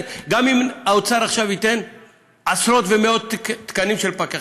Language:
Hebrew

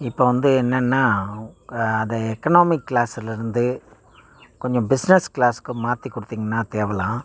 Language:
Tamil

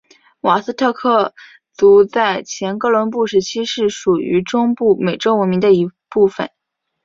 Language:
Chinese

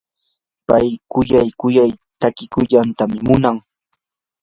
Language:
Yanahuanca Pasco Quechua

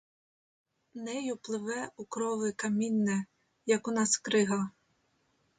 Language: Ukrainian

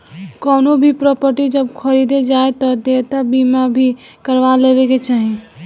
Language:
Bhojpuri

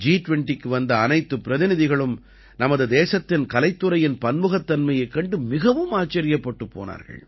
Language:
Tamil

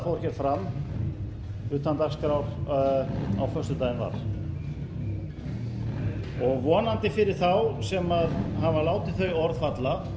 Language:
Icelandic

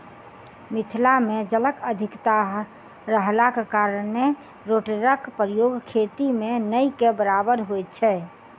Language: Maithili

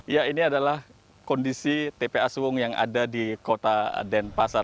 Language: Indonesian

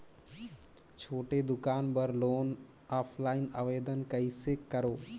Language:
Chhattisgarhi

